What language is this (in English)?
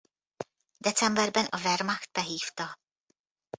Hungarian